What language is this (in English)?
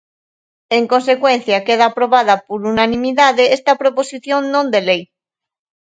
Galician